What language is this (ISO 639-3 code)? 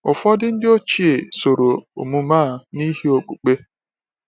ibo